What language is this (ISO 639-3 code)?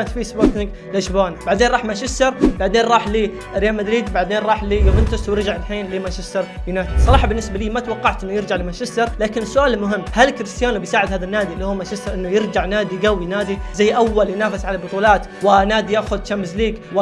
ara